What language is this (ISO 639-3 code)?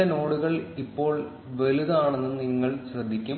mal